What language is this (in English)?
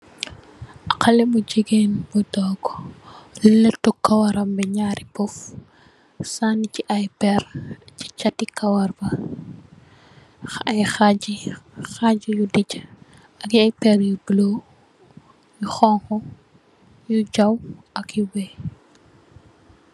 Wolof